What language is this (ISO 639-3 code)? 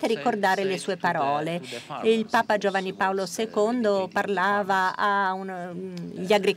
ita